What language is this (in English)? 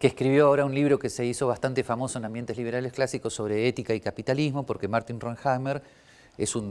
Spanish